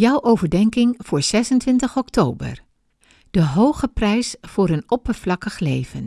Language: Dutch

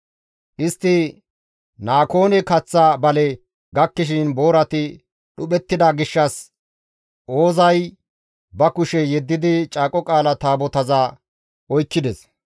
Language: Gamo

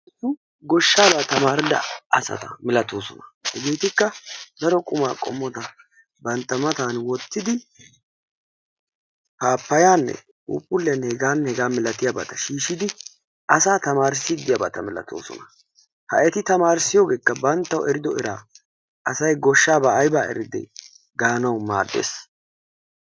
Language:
Wolaytta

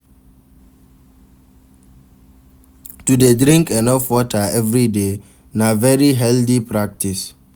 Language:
Nigerian Pidgin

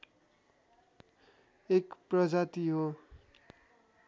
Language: Nepali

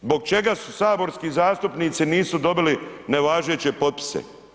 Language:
Croatian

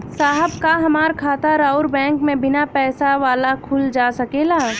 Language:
Bhojpuri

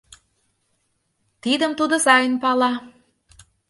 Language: Mari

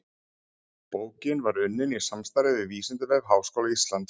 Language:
Icelandic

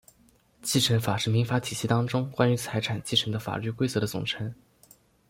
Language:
Chinese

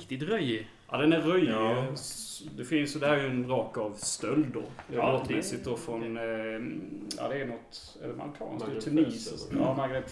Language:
Swedish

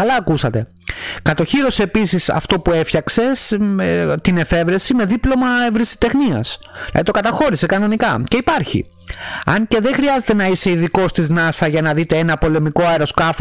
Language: Greek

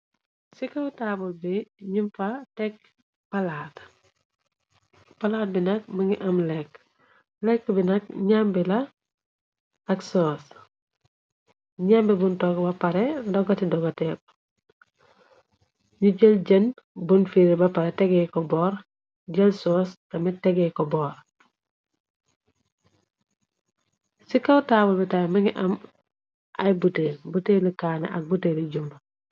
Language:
Wolof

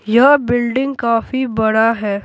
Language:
Hindi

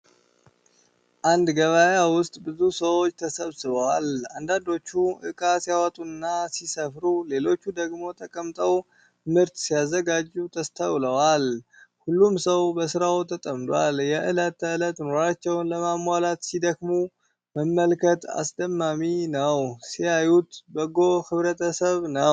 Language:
Amharic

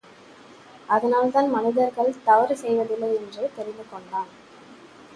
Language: Tamil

